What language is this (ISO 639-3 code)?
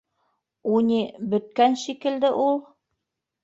bak